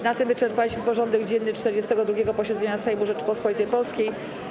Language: Polish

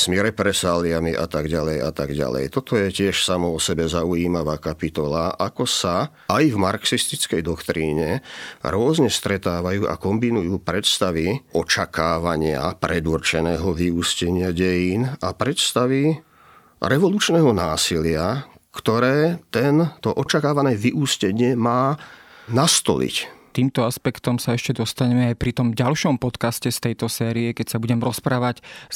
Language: Slovak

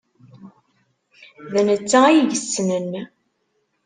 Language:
Kabyle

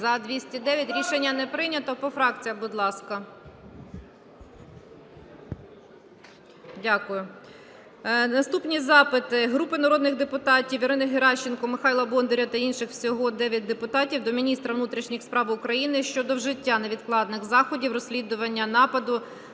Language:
Ukrainian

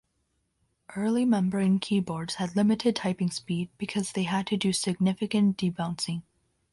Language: English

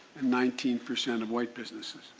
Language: English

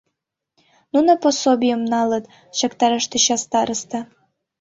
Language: Mari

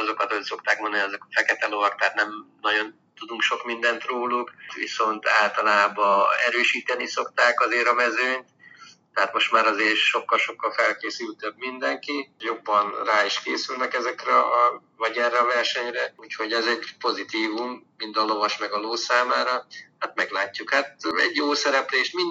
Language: Hungarian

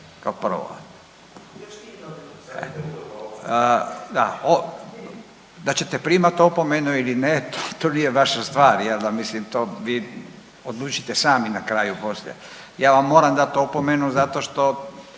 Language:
Croatian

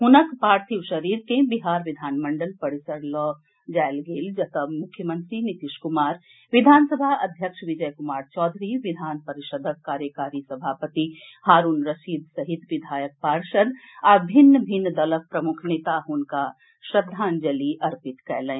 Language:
Maithili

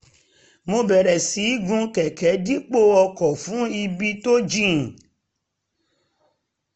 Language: Yoruba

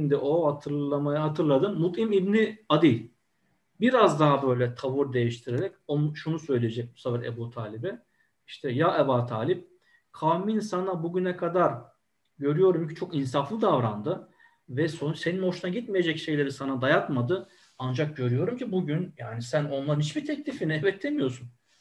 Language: Turkish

